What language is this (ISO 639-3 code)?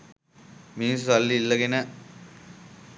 sin